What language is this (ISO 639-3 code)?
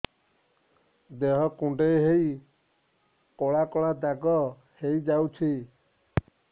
ori